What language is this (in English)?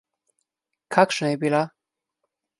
Slovenian